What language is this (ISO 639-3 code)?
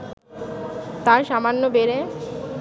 ben